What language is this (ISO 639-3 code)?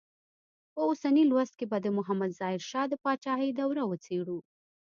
pus